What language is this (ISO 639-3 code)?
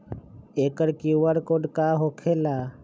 mag